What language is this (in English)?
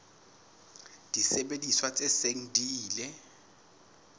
Southern Sotho